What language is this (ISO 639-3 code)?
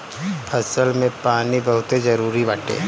bho